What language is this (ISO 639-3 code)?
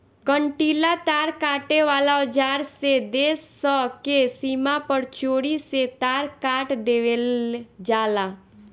bho